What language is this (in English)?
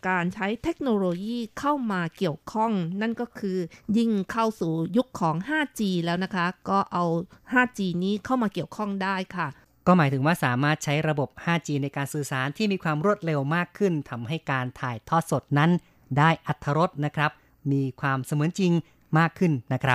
Thai